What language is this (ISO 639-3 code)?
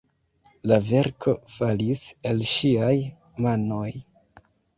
epo